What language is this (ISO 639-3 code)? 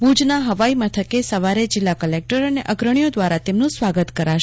guj